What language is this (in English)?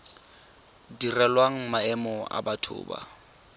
Tswana